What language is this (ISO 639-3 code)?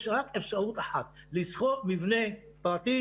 heb